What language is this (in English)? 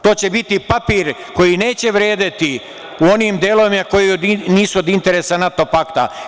Serbian